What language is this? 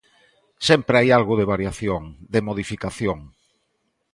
Galician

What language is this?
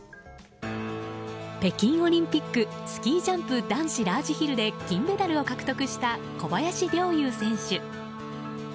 Japanese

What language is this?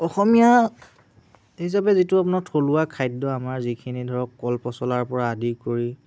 Assamese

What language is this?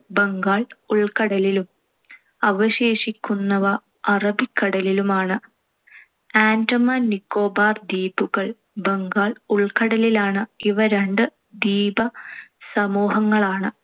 Malayalam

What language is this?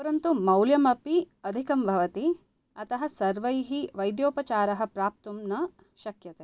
Sanskrit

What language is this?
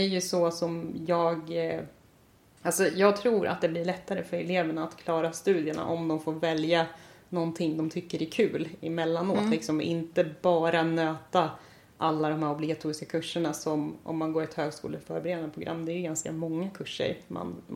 Swedish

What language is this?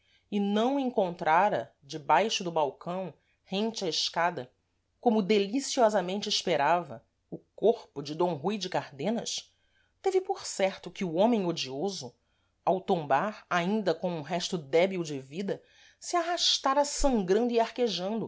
Portuguese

